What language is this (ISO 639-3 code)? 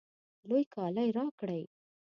pus